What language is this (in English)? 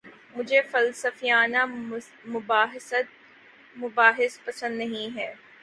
Urdu